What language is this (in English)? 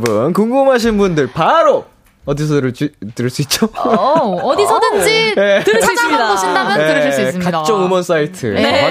Korean